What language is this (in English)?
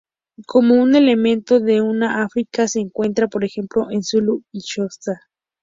Spanish